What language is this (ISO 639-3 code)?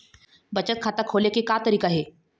hne